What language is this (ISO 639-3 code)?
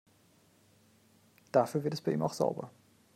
deu